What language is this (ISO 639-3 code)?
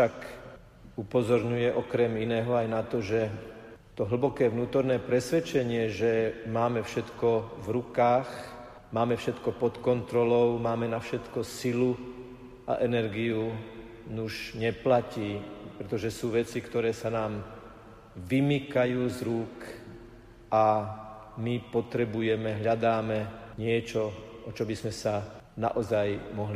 slk